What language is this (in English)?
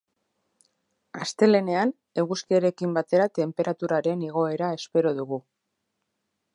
Basque